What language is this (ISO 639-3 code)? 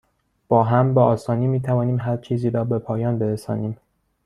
fas